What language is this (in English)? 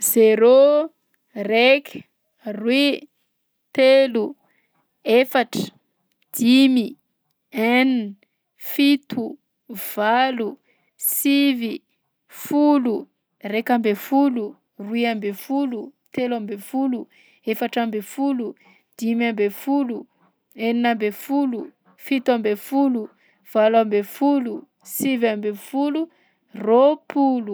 Southern Betsimisaraka Malagasy